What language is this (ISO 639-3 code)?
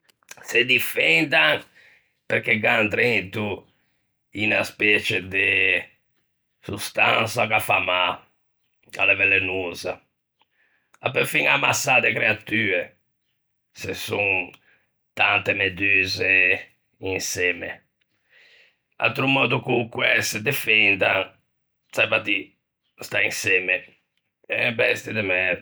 lij